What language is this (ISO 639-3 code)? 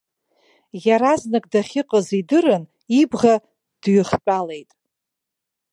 abk